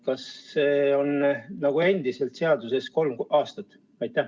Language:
Estonian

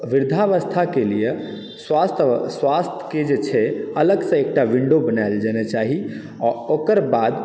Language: Maithili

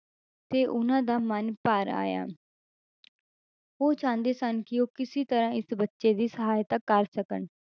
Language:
Punjabi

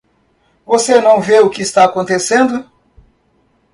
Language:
Portuguese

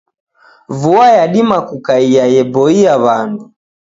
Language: Taita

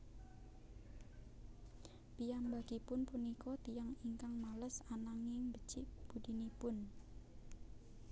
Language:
Javanese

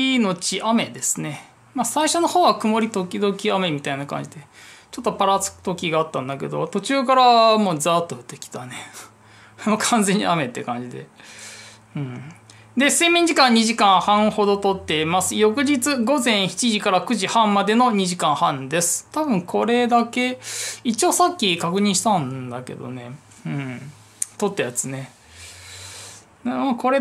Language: Japanese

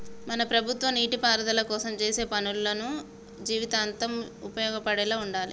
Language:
Telugu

